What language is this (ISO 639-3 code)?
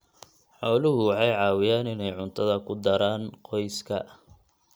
som